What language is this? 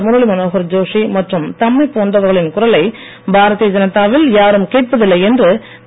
Tamil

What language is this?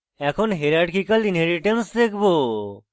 Bangla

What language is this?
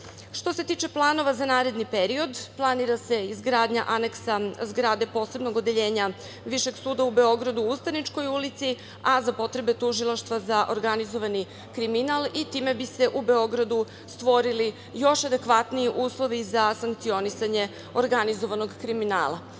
Serbian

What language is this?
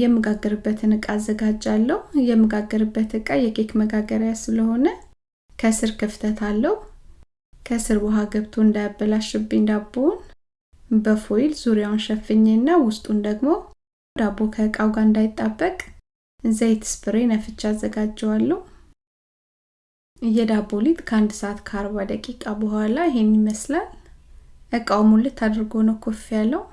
Amharic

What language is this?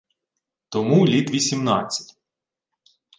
Ukrainian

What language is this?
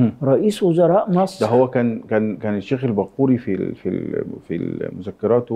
Arabic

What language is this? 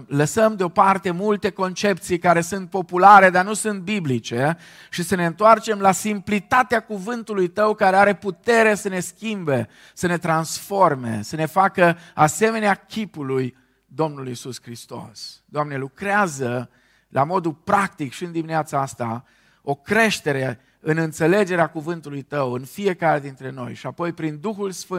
Romanian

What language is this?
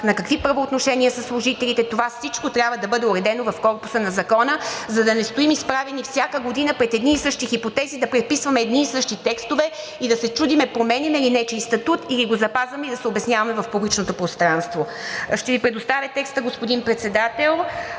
Bulgarian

